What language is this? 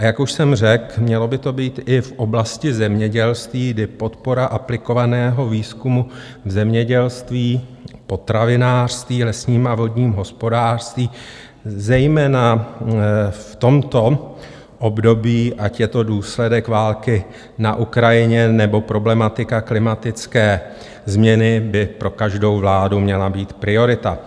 Czech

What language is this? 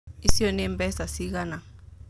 Kikuyu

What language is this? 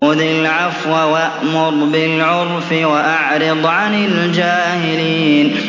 Arabic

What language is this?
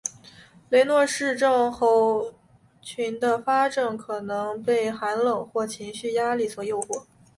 Chinese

